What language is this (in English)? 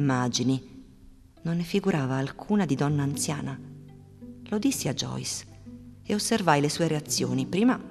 Italian